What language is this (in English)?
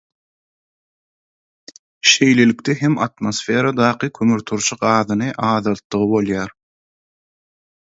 Turkmen